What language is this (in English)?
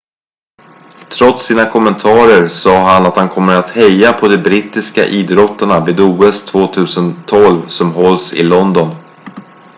Swedish